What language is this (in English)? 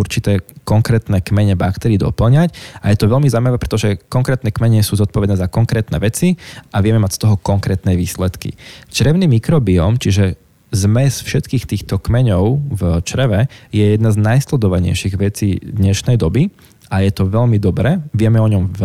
Slovak